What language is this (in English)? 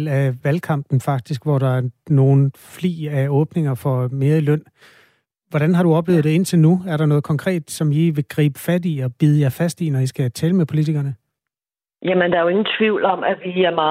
Danish